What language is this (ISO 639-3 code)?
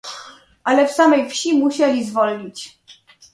pol